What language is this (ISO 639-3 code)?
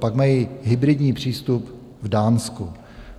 ces